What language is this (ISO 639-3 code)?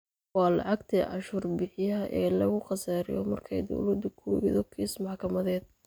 som